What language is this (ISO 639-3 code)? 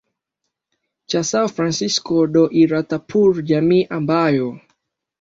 swa